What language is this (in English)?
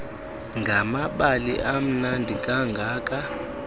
Xhosa